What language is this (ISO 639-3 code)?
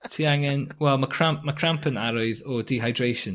cym